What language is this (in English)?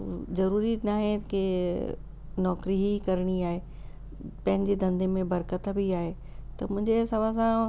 Sindhi